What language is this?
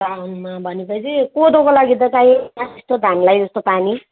Nepali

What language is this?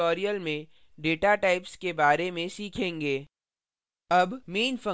Hindi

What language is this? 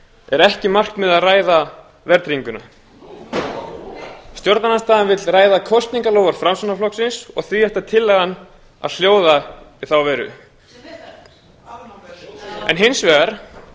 Icelandic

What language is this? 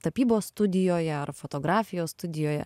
Lithuanian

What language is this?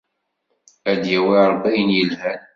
Kabyle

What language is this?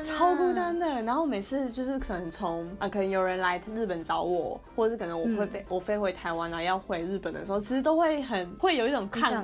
Chinese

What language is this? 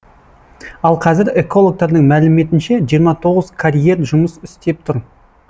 Kazakh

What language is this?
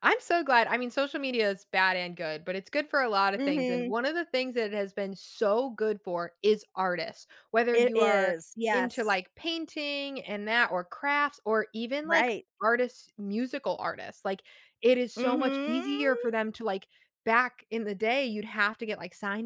English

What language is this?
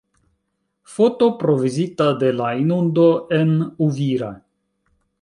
Esperanto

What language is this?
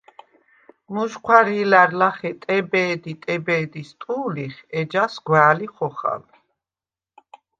Svan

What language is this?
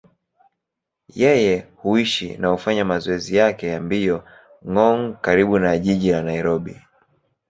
Swahili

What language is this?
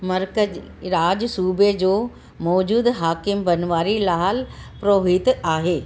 Sindhi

